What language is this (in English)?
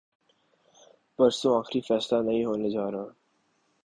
Urdu